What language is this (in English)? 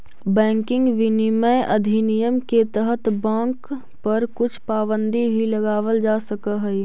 Magahi